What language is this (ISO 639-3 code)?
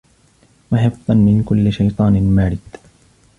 ara